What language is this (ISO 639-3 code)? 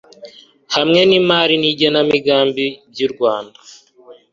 kin